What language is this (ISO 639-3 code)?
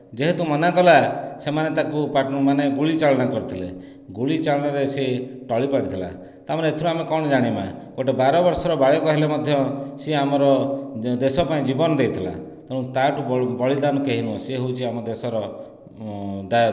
ori